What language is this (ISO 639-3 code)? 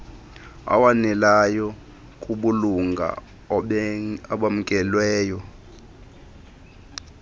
xho